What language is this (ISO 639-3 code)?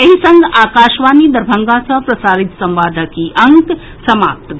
mai